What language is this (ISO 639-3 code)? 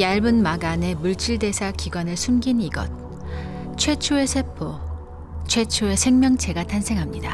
kor